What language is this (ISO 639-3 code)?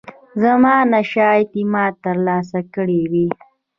pus